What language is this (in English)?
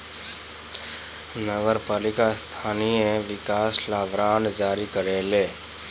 Bhojpuri